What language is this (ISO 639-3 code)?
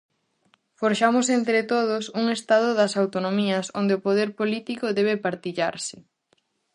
glg